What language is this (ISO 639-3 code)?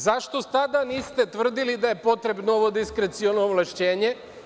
srp